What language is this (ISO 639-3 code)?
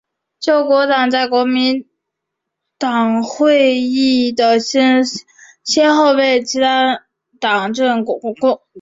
zho